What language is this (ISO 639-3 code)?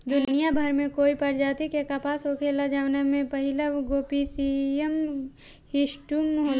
bho